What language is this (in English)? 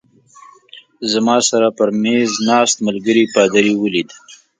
Pashto